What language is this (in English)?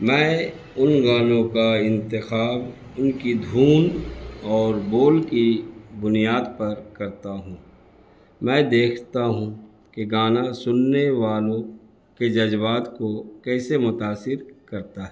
Urdu